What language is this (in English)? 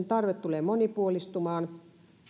Finnish